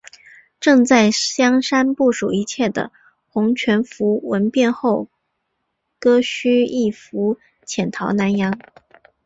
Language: Chinese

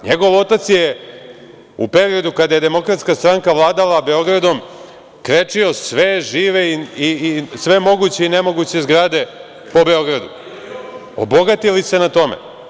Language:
Serbian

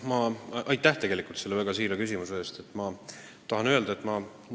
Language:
Estonian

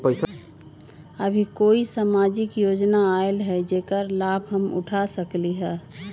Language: Magahi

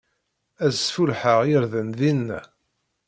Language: Kabyle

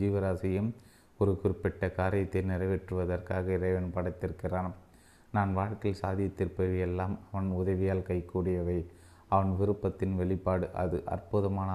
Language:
Tamil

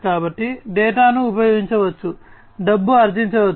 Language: Telugu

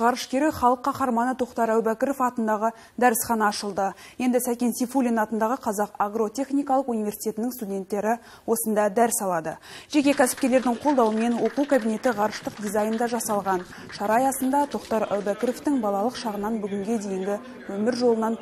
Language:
Russian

